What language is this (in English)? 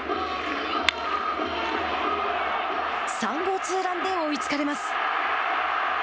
Japanese